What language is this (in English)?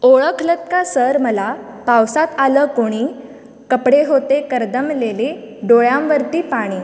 Konkani